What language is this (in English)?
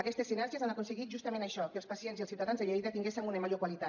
Catalan